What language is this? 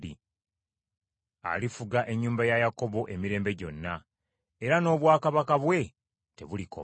Ganda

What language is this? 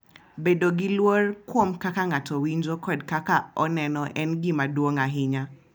Luo (Kenya and Tanzania)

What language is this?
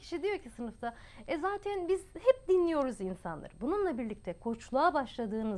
Turkish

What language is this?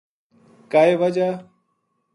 Gujari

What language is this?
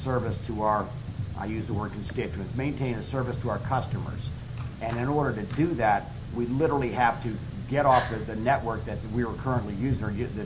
English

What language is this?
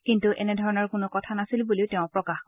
Assamese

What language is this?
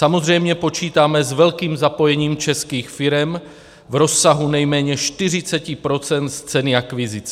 Czech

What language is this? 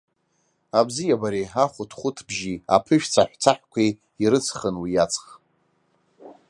Abkhazian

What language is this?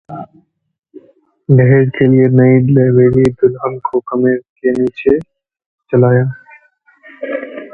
Hindi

